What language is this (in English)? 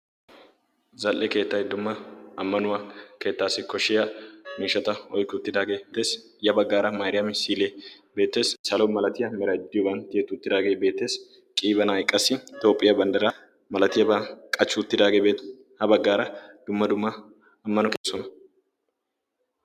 Wolaytta